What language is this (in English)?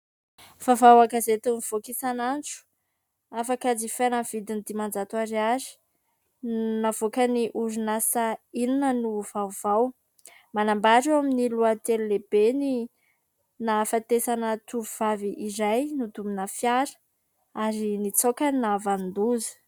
Malagasy